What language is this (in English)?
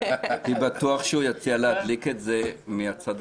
Hebrew